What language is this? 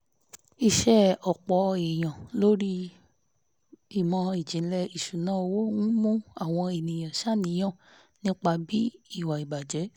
Yoruba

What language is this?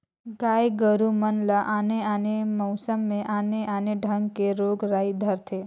Chhattisgarhi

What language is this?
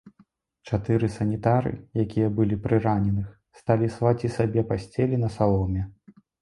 Belarusian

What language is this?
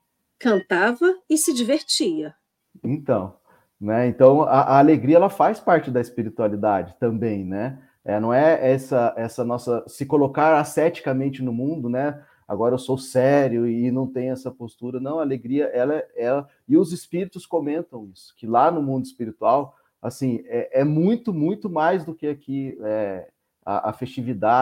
Portuguese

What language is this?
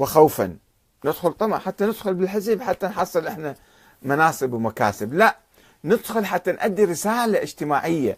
Arabic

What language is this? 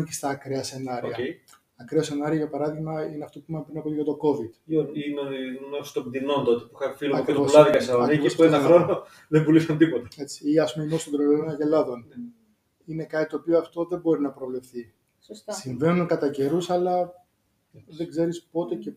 Greek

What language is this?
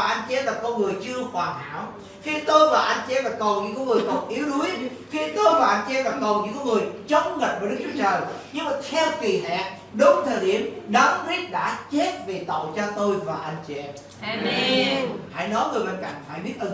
Vietnamese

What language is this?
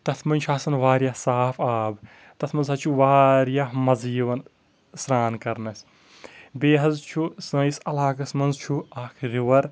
Kashmiri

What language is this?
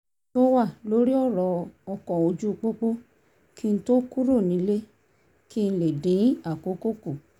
Yoruba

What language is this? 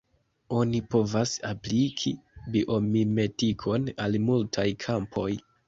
Esperanto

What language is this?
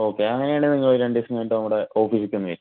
Malayalam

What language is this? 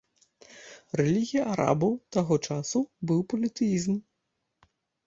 Belarusian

